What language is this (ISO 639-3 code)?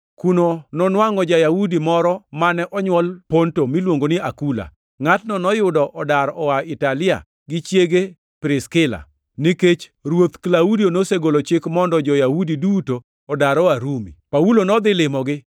luo